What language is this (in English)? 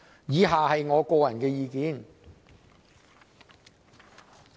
Cantonese